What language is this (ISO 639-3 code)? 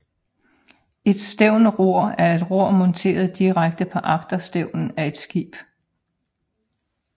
dan